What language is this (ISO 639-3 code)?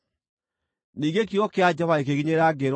kik